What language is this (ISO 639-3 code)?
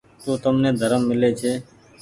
gig